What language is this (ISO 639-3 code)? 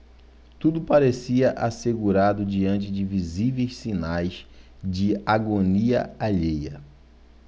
por